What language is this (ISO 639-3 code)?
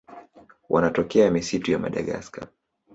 swa